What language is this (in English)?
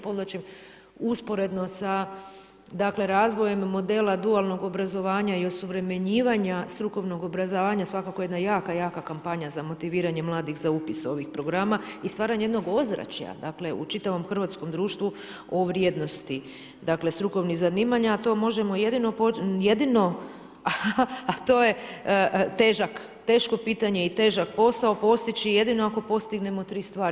Croatian